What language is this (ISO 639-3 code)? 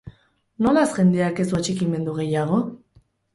eus